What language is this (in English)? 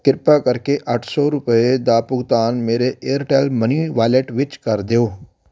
Punjabi